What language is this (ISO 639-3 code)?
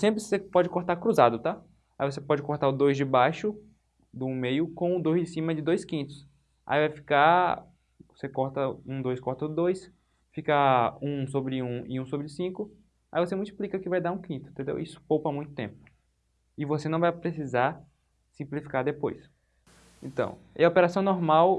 por